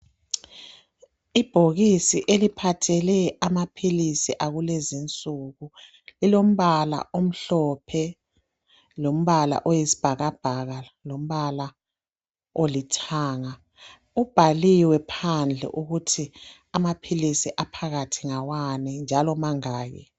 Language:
North Ndebele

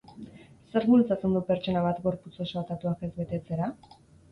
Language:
Basque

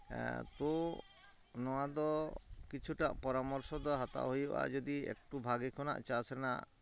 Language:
Santali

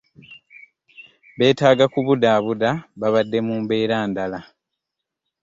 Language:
Ganda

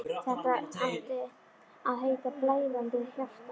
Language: Icelandic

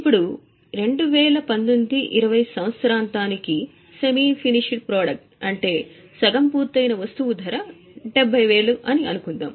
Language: Telugu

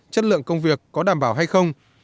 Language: Vietnamese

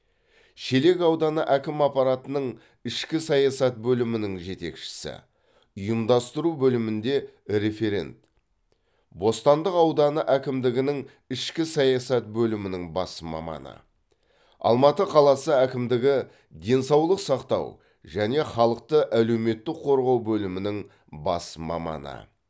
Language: Kazakh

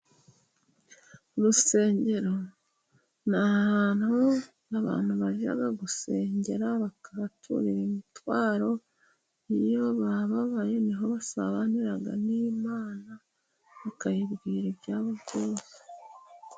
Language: Kinyarwanda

